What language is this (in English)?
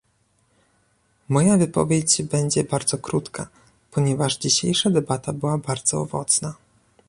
Polish